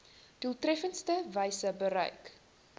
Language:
Afrikaans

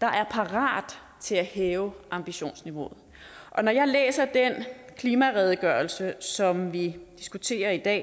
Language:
Danish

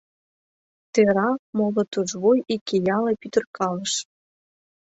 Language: Mari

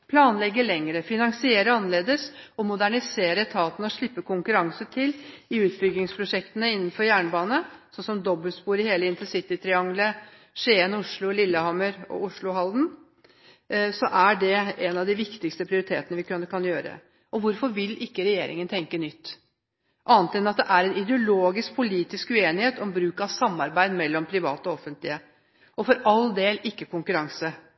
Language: Norwegian Bokmål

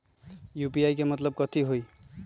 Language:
Magahi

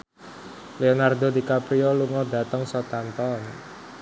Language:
Javanese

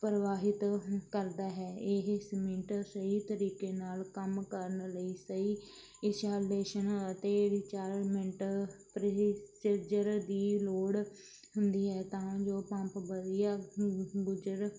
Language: Punjabi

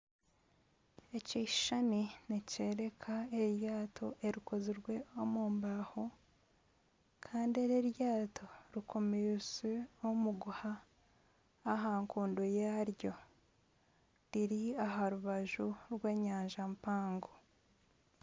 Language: Nyankole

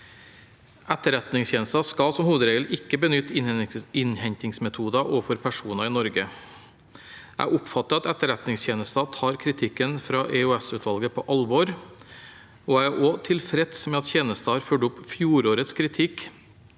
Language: Norwegian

